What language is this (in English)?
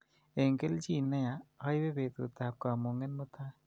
Kalenjin